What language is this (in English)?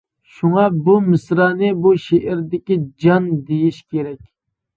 Uyghur